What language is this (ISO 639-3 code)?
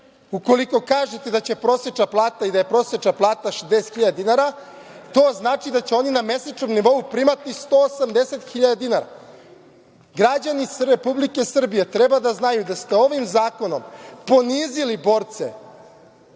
srp